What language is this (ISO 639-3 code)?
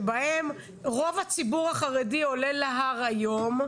heb